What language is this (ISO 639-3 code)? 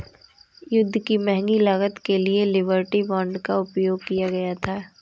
hin